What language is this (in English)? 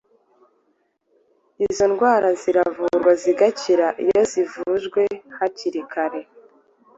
Kinyarwanda